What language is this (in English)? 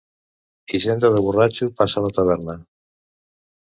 Catalan